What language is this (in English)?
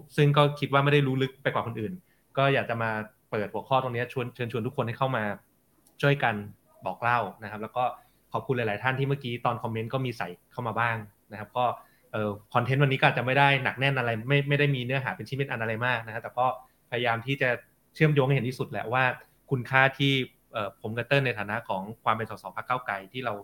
Thai